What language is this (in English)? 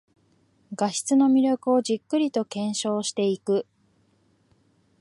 Japanese